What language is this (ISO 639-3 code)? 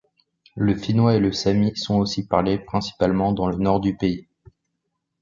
fra